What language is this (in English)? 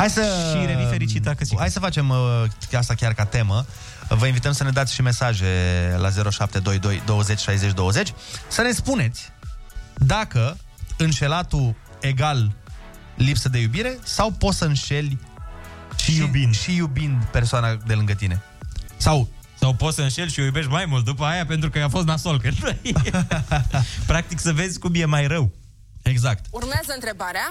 Romanian